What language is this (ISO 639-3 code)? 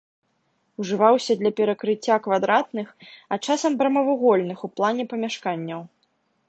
bel